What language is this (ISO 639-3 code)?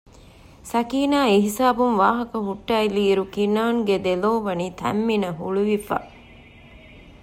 div